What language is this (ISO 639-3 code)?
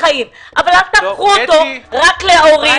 heb